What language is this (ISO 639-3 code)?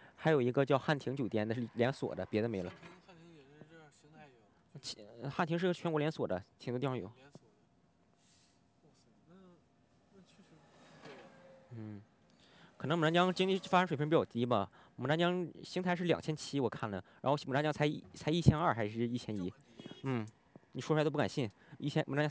zho